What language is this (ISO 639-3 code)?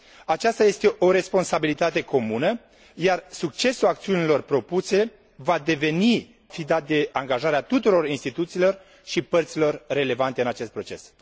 ron